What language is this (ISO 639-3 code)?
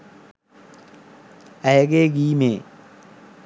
sin